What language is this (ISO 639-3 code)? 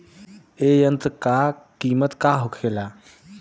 bho